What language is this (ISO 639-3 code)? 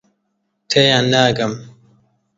ckb